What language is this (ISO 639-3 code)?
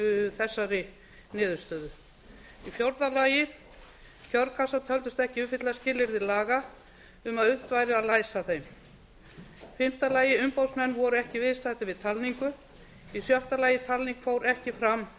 isl